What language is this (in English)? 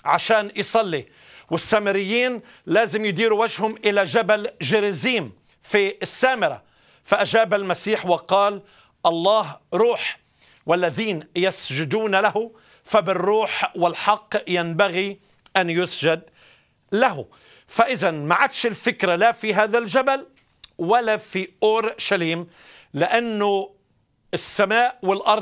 Arabic